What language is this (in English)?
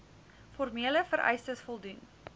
Afrikaans